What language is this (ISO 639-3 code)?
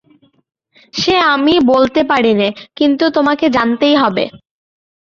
ben